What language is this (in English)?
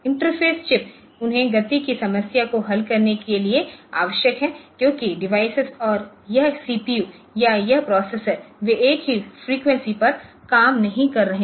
Hindi